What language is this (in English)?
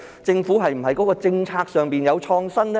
Cantonese